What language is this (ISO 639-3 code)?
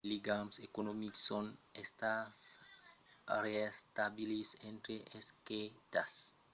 oci